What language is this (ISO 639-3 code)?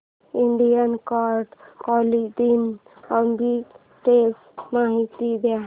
mar